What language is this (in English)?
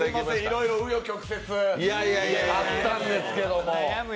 Japanese